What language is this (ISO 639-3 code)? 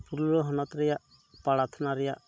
sat